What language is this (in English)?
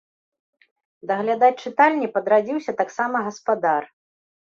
Belarusian